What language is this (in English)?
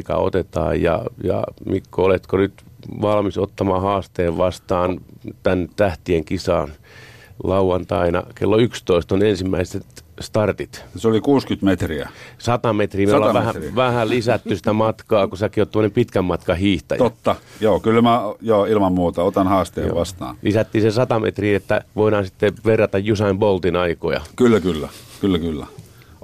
Finnish